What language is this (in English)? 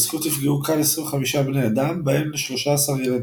Hebrew